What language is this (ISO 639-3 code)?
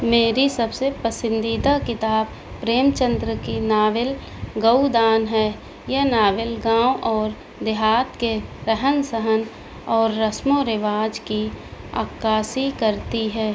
urd